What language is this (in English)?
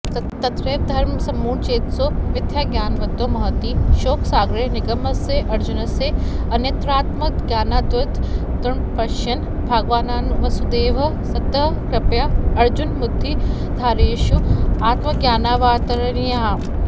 Sanskrit